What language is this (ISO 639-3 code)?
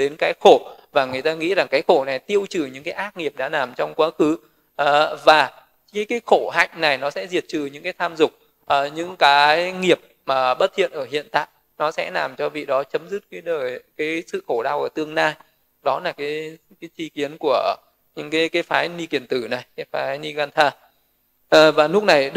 vie